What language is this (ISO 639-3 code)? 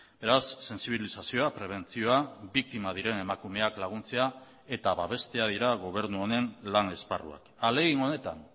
eus